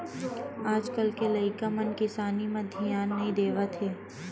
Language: Chhattisgarhi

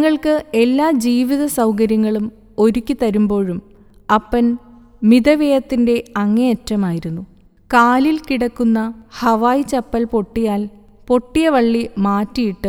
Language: Malayalam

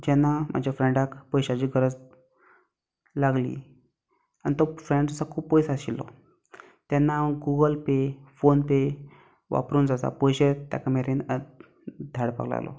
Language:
Konkani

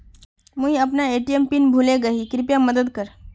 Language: Magahi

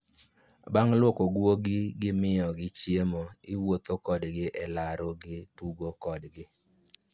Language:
Luo (Kenya and Tanzania)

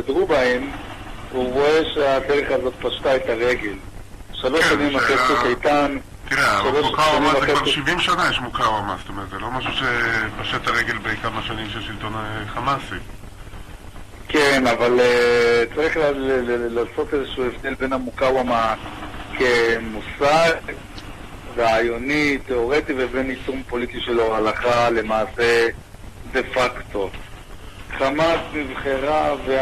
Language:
Hebrew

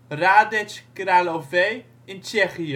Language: Dutch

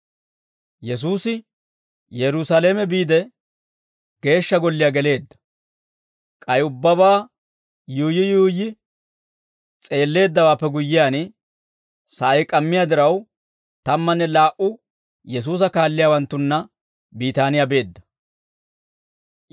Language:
Dawro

